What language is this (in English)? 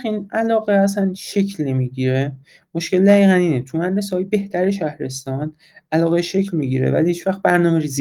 Persian